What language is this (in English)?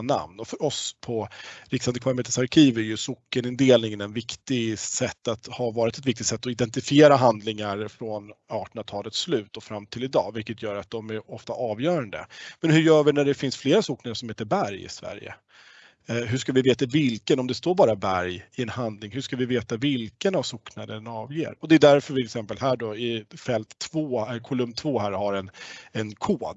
Swedish